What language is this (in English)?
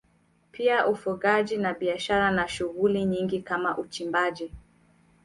Swahili